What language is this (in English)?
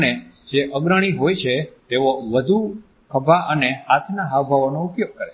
Gujarati